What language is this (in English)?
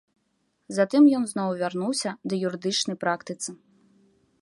Belarusian